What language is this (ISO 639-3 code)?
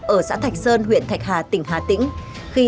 vie